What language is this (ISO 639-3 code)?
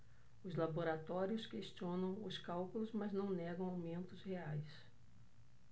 por